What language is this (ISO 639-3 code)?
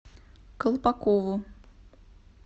rus